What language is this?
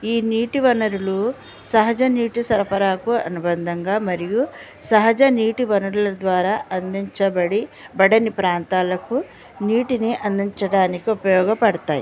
Telugu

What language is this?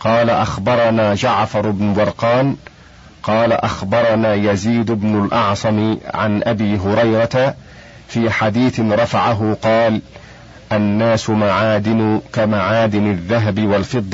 Arabic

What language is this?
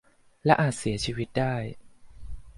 Thai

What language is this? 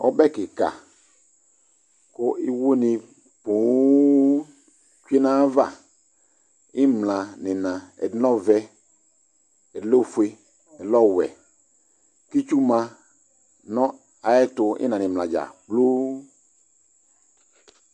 Ikposo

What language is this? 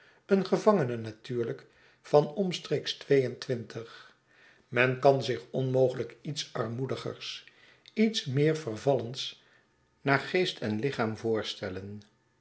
Dutch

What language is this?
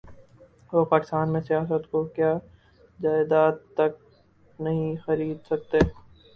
Urdu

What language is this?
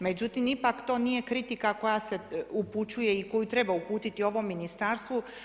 Croatian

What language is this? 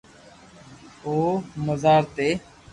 Loarki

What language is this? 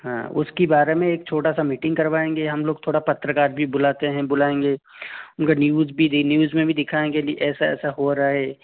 Hindi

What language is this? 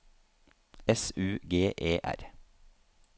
Norwegian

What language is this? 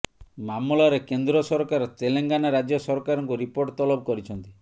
Odia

